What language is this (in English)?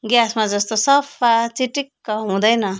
Nepali